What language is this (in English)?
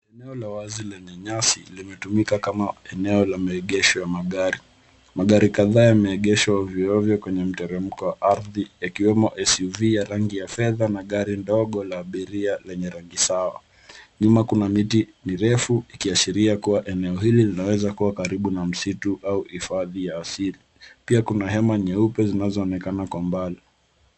Swahili